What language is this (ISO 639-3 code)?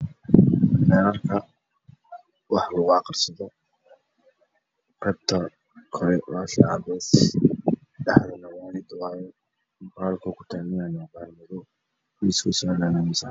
som